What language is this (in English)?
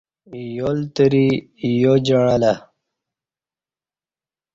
Kati